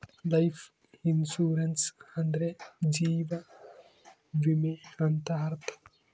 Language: Kannada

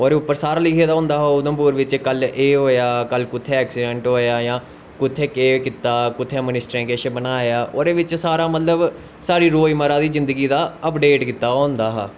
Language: Dogri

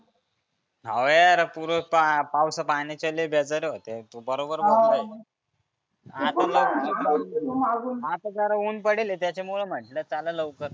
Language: Marathi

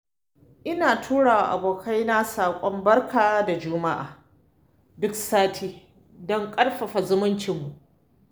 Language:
Hausa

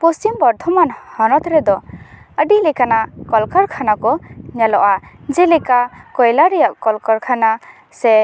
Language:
Santali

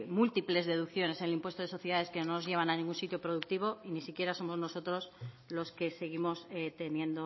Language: Spanish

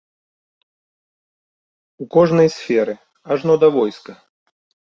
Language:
Belarusian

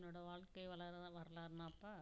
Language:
Tamil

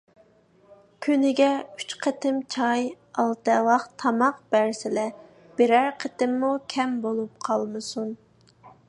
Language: Uyghur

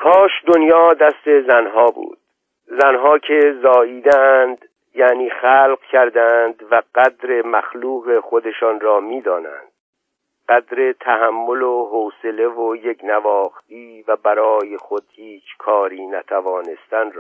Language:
Persian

